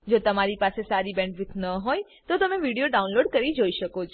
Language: Gujarati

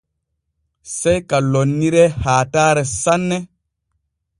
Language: Borgu Fulfulde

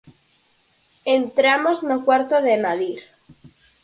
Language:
Galician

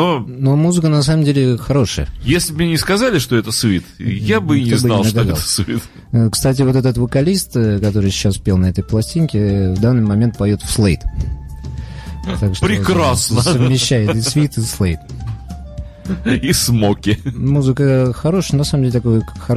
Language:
Russian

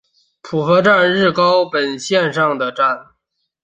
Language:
Chinese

